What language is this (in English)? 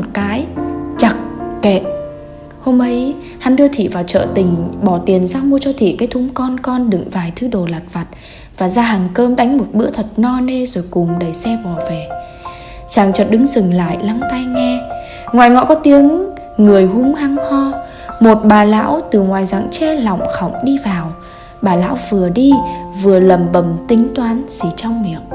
Vietnamese